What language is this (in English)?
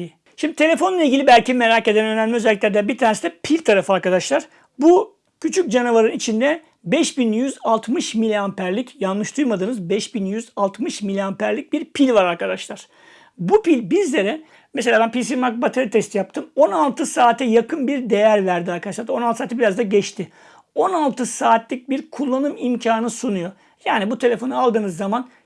Turkish